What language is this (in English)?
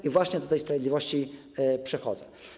Polish